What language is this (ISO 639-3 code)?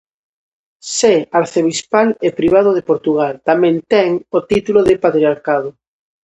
glg